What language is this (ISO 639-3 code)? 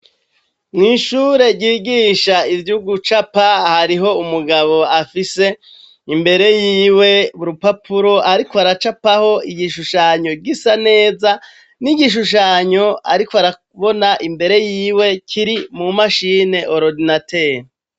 run